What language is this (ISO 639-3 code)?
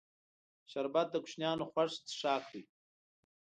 pus